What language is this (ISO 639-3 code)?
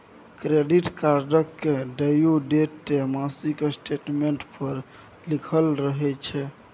mai